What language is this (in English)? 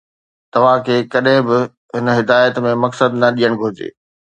Sindhi